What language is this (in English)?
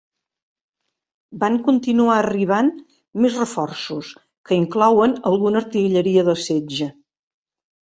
Catalan